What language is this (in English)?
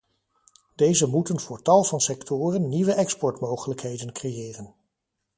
Dutch